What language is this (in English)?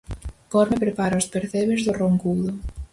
Galician